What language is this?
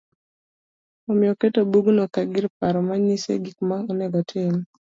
Luo (Kenya and Tanzania)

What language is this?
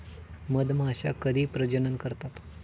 Marathi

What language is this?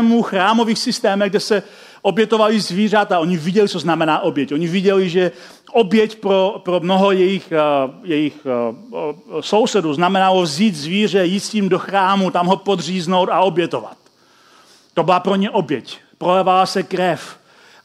Czech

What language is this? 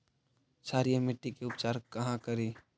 Magahi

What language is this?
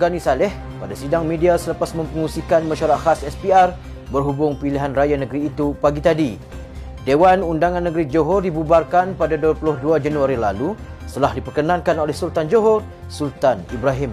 Malay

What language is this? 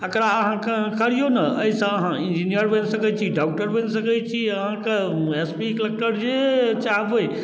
Maithili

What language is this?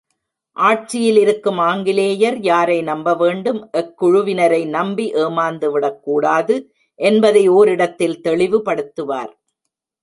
Tamil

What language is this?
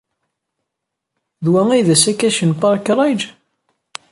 Kabyle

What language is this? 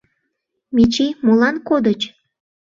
Mari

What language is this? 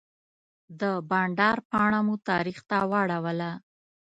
Pashto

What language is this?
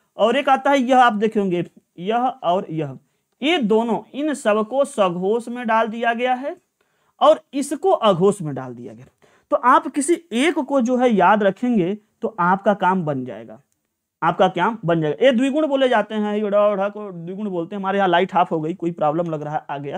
Hindi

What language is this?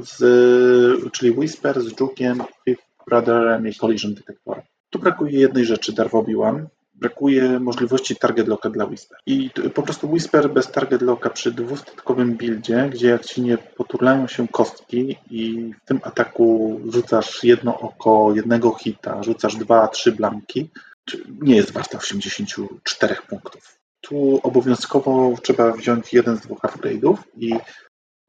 Polish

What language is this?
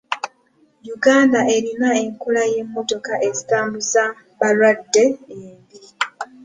Ganda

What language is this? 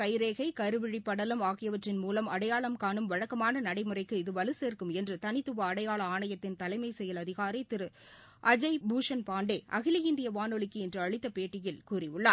Tamil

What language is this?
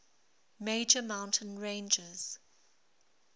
English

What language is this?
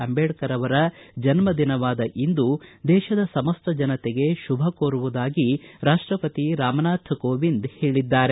Kannada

